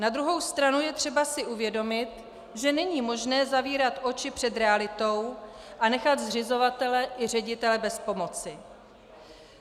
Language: Czech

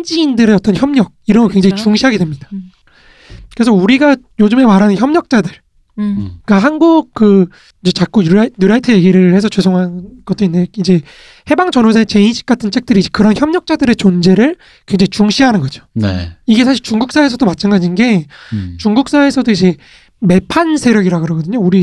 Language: Korean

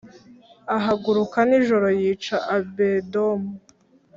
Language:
Kinyarwanda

